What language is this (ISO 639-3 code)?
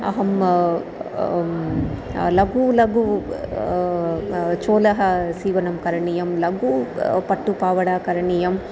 san